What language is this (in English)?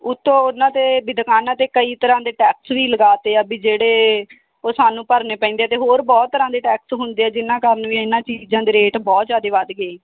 Punjabi